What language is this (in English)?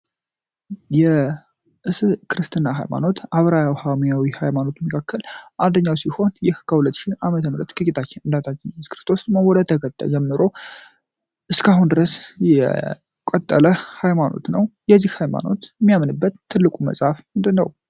Amharic